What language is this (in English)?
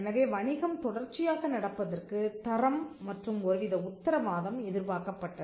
Tamil